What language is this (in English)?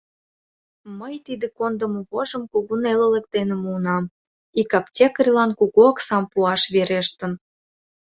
Mari